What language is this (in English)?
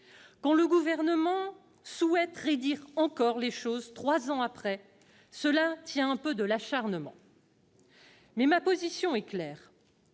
French